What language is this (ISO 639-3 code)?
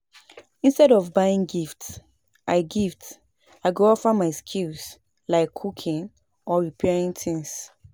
pcm